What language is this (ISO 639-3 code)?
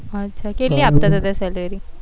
guj